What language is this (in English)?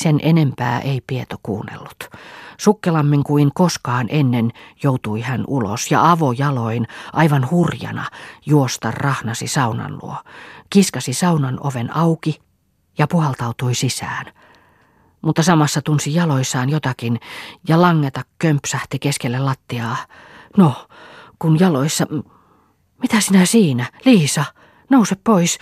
Finnish